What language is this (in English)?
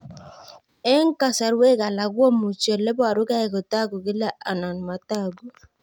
Kalenjin